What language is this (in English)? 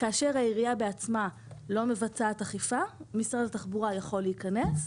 Hebrew